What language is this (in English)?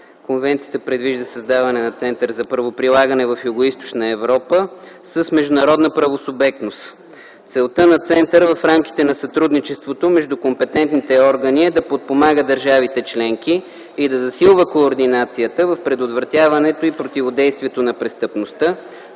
Bulgarian